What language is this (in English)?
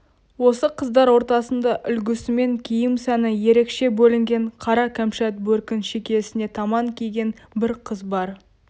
Kazakh